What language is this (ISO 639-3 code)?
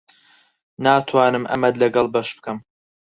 ckb